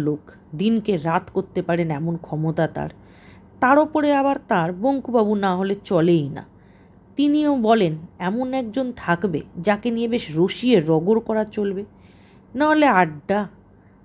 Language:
Bangla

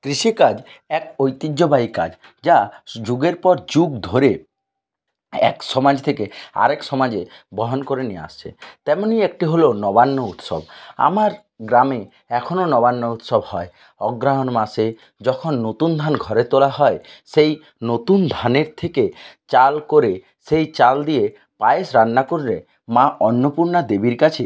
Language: Bangla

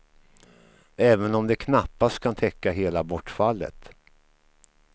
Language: Swedish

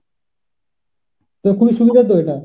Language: Bangla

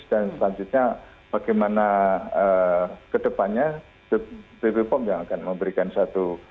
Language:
Indonesian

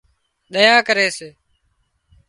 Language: Wadiyara Koli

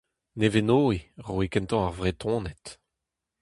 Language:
Breton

